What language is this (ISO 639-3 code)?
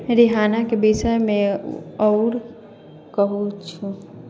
mai